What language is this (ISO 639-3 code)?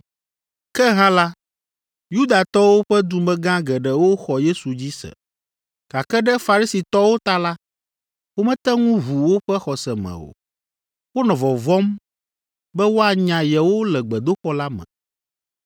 ewe